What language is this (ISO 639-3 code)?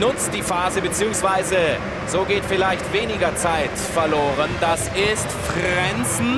deu